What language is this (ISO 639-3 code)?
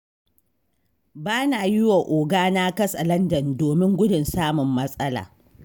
hau